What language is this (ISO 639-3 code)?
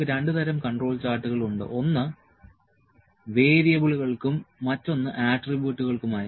mal